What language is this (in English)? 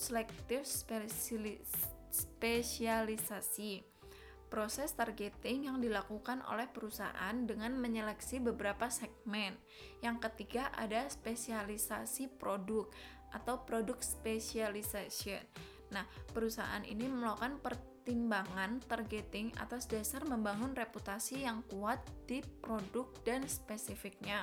Indonesian